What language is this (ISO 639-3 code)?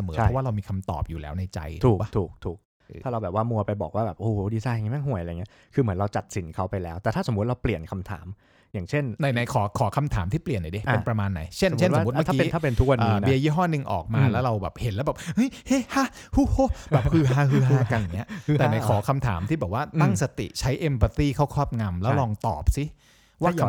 tha